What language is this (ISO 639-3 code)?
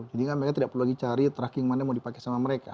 ind